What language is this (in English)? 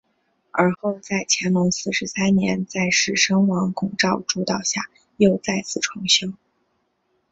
Chinese